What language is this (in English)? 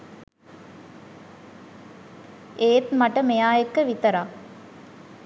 Sinhala